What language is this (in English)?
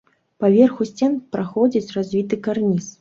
Belarusian